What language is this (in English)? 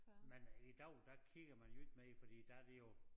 Danish